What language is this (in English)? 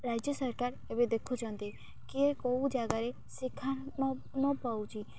Odia